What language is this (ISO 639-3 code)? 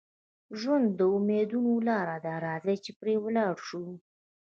pus